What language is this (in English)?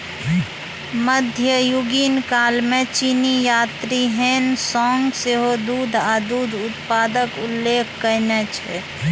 Maithili